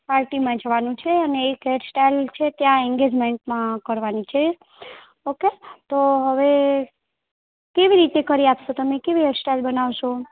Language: Gujarati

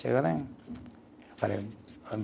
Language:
Portuguese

